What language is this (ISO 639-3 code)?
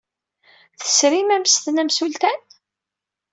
kab